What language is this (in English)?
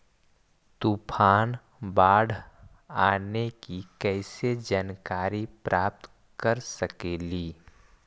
Magahi